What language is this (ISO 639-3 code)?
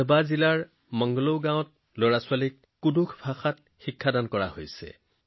asm